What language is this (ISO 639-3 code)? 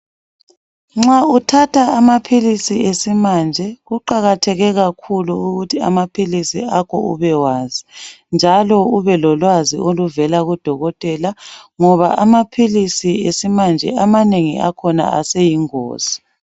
nde